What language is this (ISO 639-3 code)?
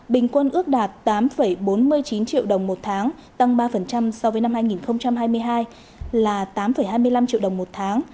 vie